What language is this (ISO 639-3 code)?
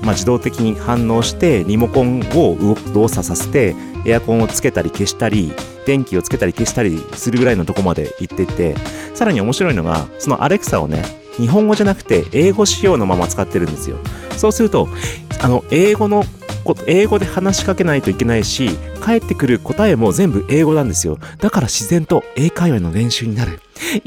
jpn